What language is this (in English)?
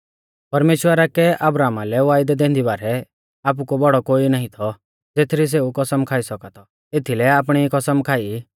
Mahasu Pahari